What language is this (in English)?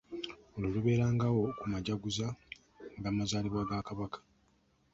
Ganda